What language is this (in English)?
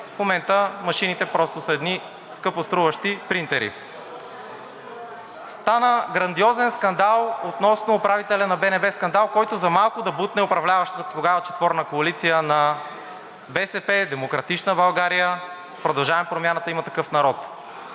Bulgarian